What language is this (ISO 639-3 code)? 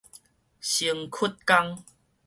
nan